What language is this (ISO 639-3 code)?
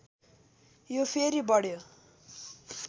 nep